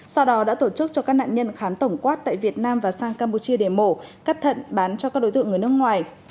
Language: Vietnamese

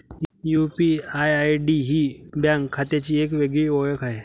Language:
Marathi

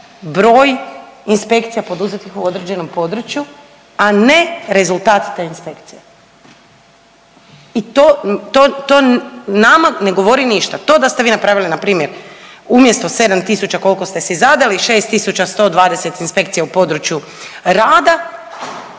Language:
Croatian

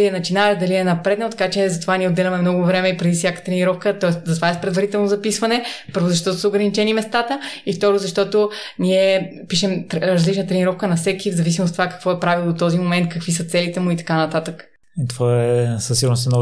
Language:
Bulgarian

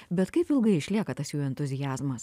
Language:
Lithuanian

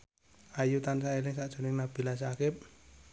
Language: Javanese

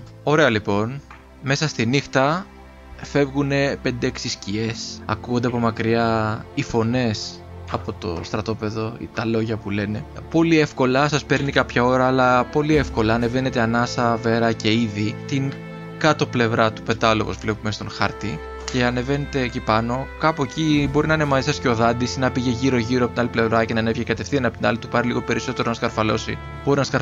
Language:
Greek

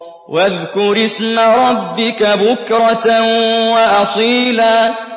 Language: Arabic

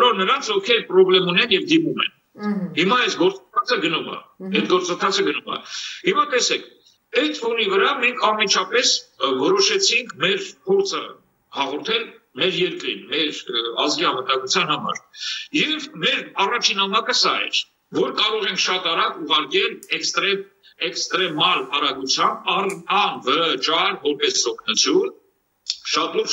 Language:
Romanian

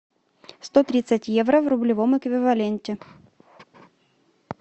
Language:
Russian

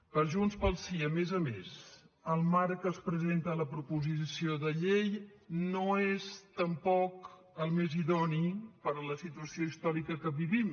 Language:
Catalan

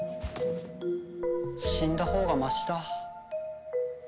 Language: Japanese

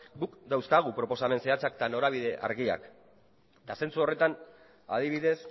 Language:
Basque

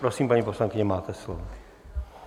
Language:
Czech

